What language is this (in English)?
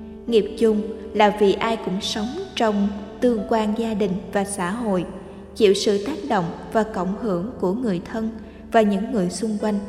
Vietnamese